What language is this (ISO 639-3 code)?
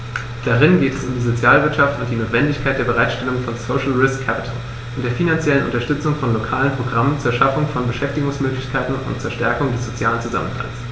deu